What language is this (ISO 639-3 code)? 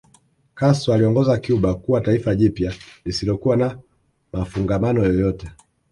swa